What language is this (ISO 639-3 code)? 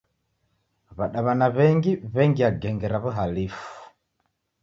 dav